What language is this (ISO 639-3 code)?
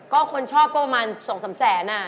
tha